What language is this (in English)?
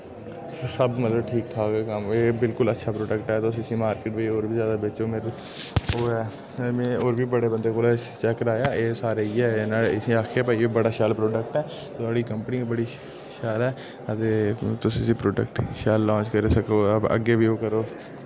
Dogri